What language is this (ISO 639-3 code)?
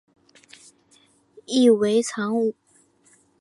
zho